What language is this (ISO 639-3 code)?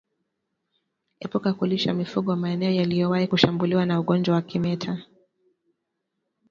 swa